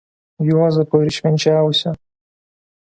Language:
Lithuanian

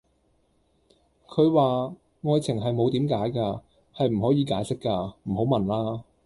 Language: Cantonese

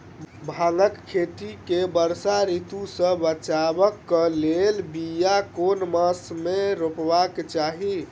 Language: Maithili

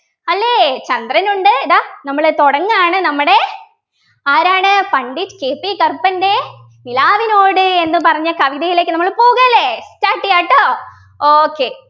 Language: Malayalam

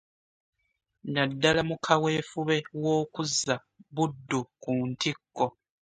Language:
Ganda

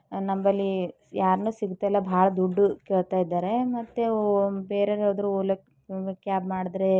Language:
Kannada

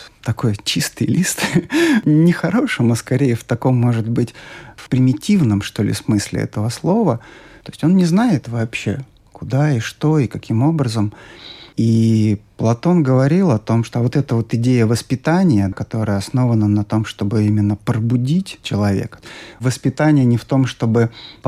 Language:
Russian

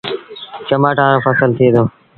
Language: Sindhi Bhil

